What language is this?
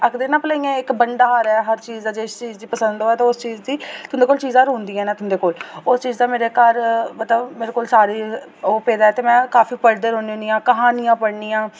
Dogri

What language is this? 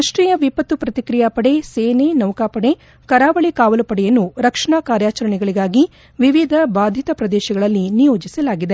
Kannada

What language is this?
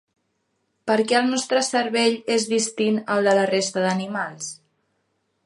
Catalan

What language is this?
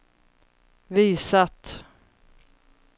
Swedish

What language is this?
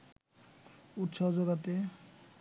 Bangla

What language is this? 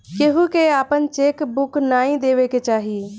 Bhojpuri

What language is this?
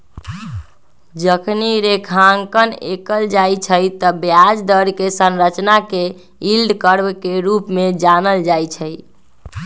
Magahi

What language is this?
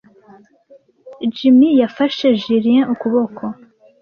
Kinyarwanda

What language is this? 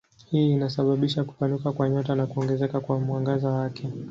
Swahili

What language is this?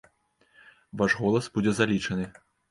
Belarusian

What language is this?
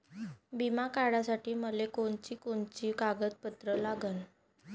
Marathi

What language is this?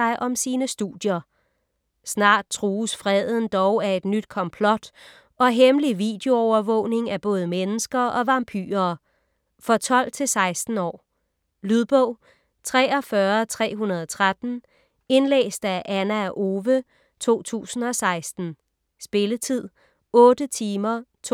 Danish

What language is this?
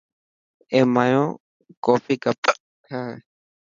Dhatki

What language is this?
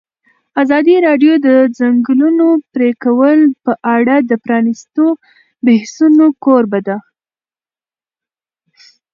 Pashto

